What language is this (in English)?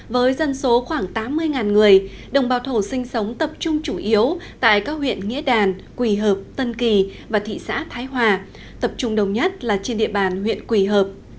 Vietnamese